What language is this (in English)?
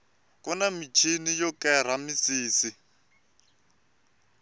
Tsonga